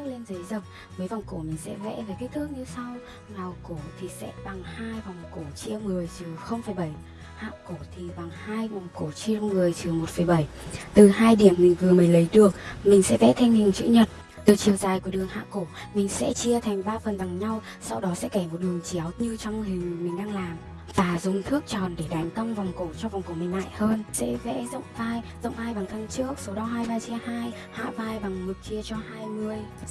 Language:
Vietnamese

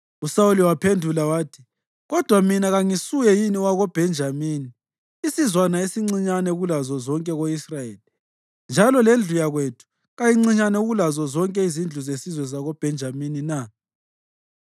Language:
North Ndebele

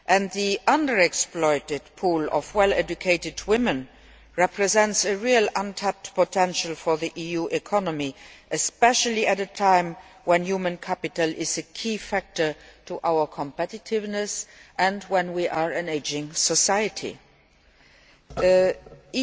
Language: English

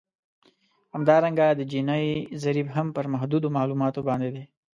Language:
Pashto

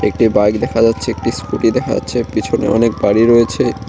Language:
Bangla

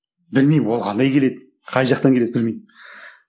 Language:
Kazakh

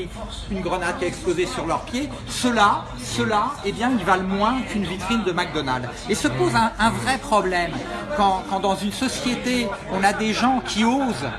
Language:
French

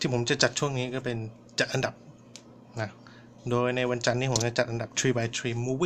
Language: Thai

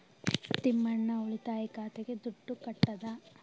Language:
Kannada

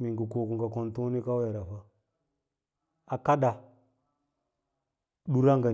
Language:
Lala-Roba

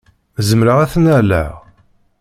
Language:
Kabyle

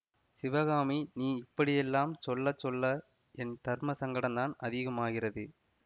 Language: Tamil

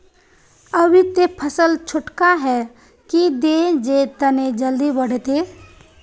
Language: Magahi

